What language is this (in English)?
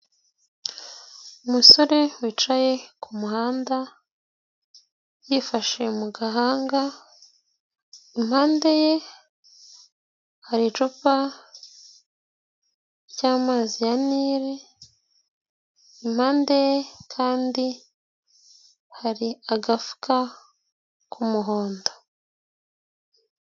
Kinyarwanda